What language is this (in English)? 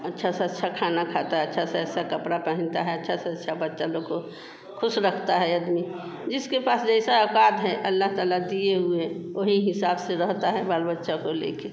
Hindi